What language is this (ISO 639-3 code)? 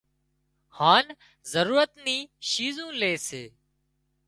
kxp